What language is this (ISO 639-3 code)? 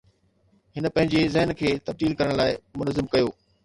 snd